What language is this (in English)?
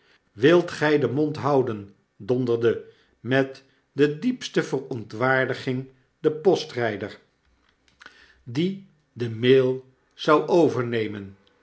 Dutch